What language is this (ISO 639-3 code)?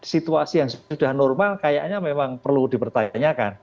ind